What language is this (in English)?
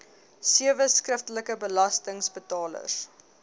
Afrikaans